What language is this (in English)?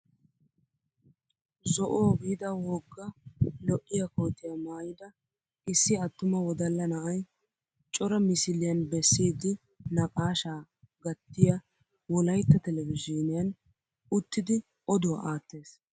Wolaytta